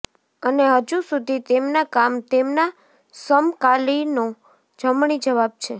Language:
Gujarati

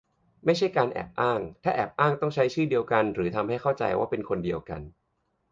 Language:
Thai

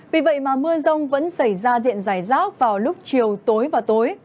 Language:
Vietnamese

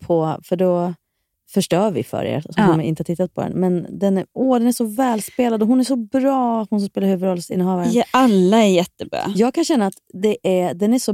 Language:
Swedish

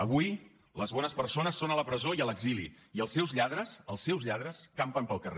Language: Catalan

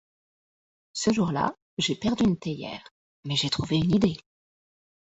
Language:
French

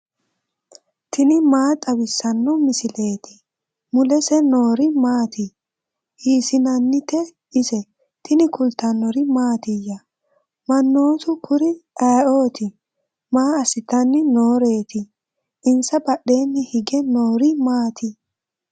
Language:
Sidamo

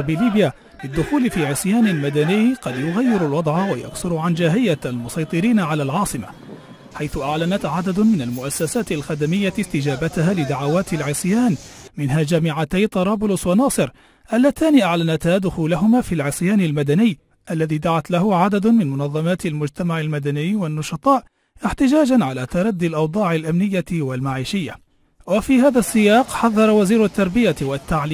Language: Arabic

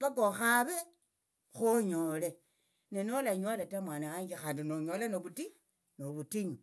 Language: Tsotso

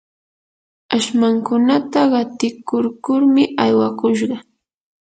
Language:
Yanahuanca Pasco Quechua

